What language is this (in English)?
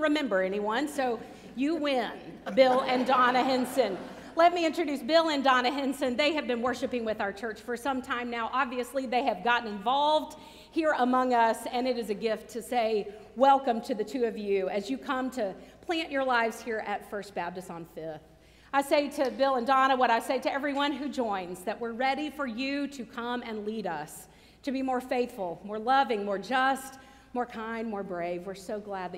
English